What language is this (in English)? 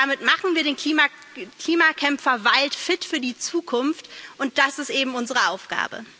German